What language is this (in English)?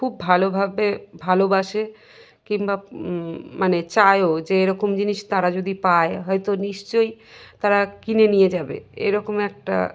Bangla